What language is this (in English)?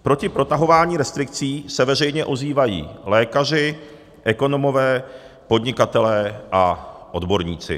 Czech